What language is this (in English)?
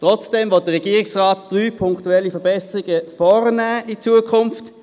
Swiss German